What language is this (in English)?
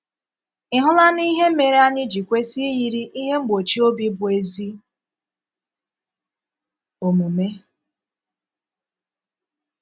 Igbo